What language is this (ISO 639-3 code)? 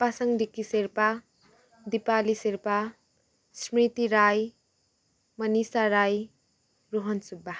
nep